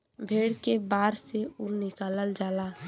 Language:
Bhojpuri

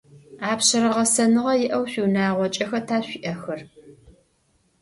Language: Adyghe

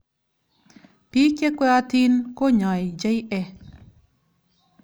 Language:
Kalenjin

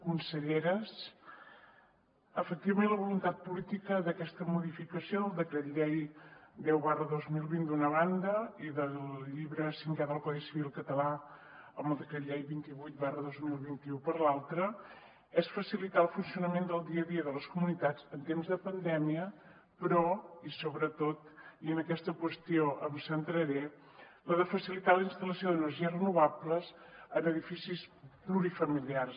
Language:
Catalan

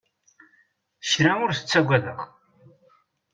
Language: Kabyle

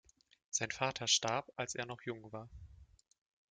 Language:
German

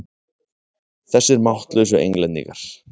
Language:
Icelandic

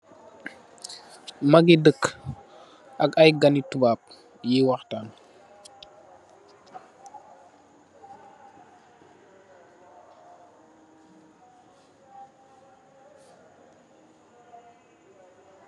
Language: Wolof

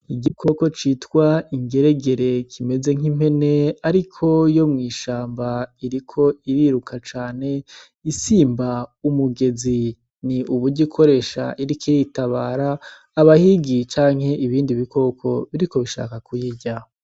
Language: Rundi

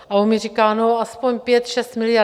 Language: Czech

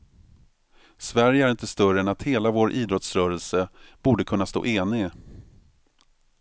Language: Swedish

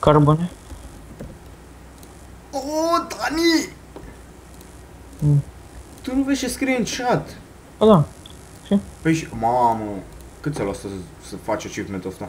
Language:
Romanian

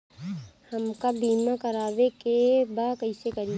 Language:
Bhojpuri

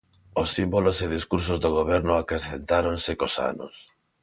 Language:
Galician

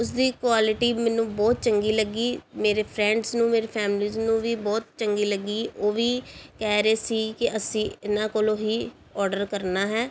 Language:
Punjabi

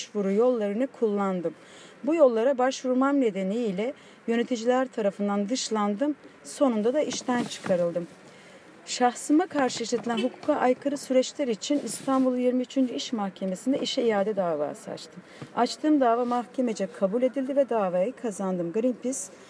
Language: Turkish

